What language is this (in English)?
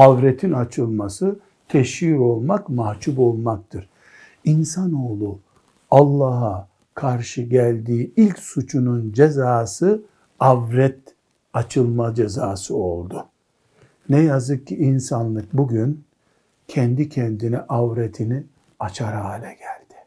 Turkish